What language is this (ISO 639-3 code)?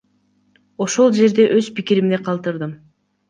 kir